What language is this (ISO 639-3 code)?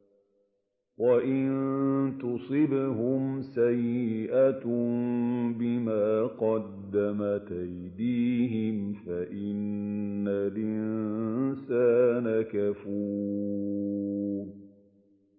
ara